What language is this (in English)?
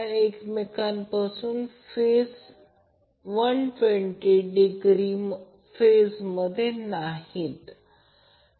Marathi